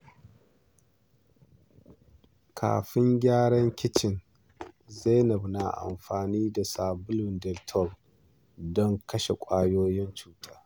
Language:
Hausa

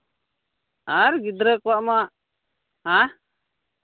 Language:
Santali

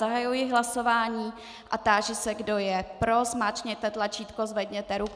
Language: Czech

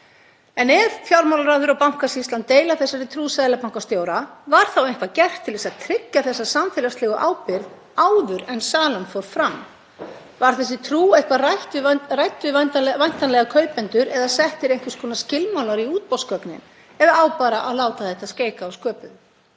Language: Icelandic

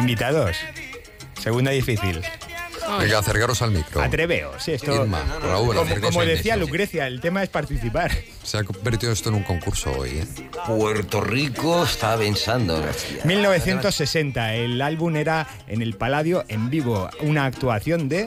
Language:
Spanish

